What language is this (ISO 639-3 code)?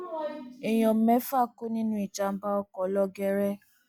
yor